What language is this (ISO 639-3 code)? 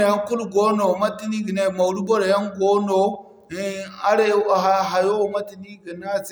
dje